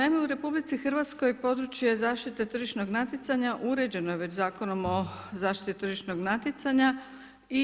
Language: Croatian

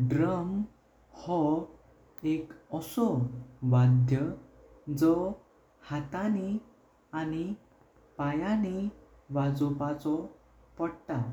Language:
Konkani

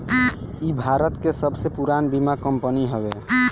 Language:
Bhojpuri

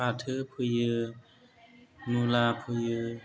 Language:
Bodo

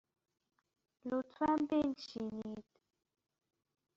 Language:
Persian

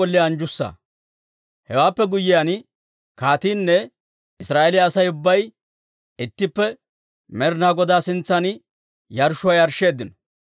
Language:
Dawro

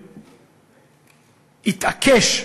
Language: Hebrew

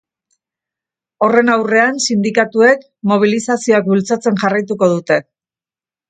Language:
Basque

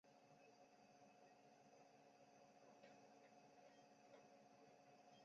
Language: Chinese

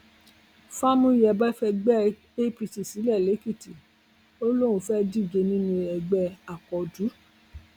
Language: Yoruba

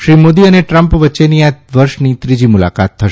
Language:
Gujarati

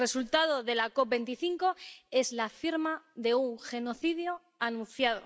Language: Spanish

